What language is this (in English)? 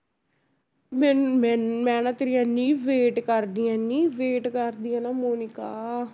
Punjabi